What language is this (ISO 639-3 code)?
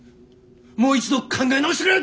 jpn